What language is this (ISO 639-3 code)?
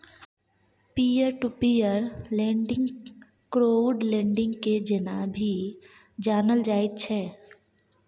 mai